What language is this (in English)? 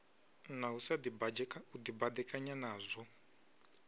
Venda